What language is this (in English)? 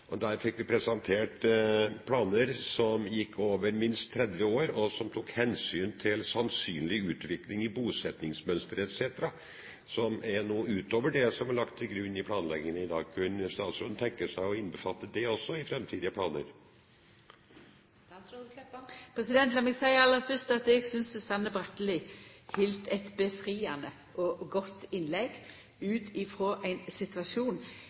Norwegian